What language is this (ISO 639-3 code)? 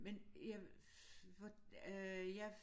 dan